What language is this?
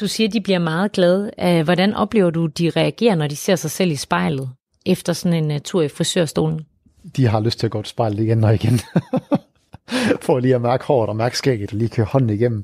Danish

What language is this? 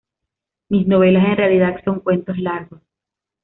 Spanish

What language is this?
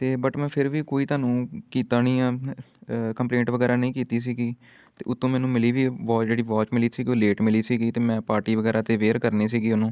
Punjabi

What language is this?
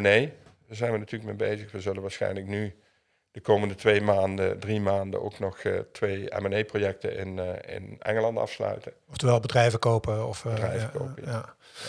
Dutch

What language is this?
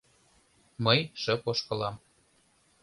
Mari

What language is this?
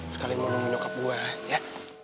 Indonesian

